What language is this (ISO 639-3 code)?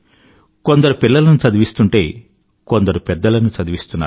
tel